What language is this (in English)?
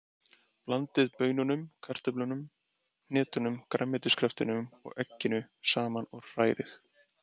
Icelandic